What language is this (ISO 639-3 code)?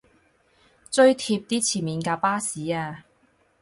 yue